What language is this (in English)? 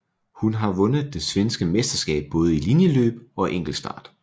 Danish